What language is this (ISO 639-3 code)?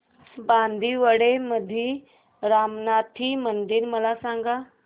mar